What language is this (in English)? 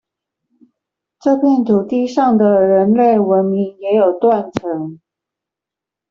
Chinese